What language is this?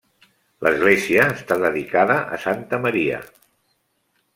Catalan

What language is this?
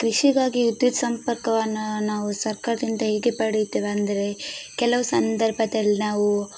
Kannada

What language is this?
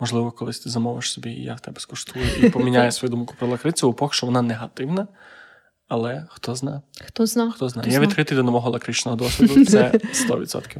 Ukrainian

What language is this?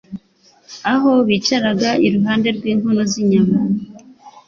Kinyarwanda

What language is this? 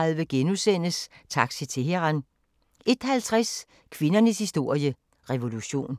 Danish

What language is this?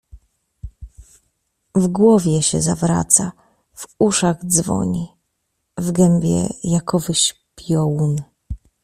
Polish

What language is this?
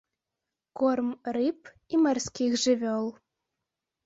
Belarusian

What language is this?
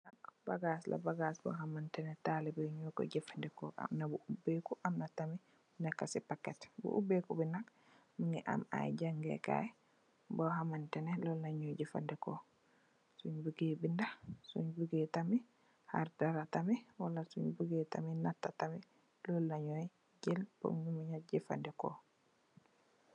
Wolof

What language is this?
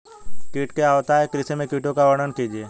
Hindi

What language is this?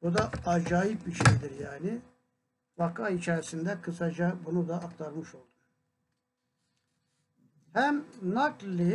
Turkish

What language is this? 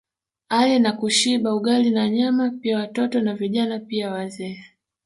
Swahili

